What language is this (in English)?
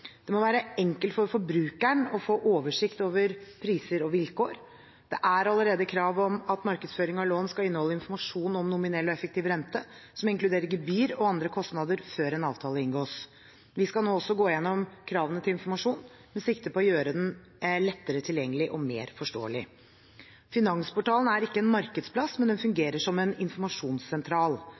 Norwegian Bokmål